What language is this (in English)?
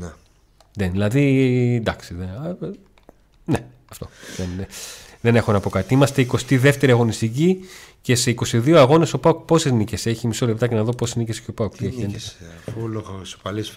Greek